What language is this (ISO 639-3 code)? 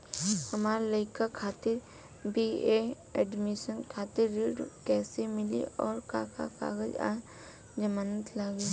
bho